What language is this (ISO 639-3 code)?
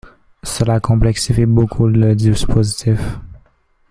fra